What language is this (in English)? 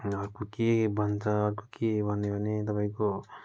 Nepali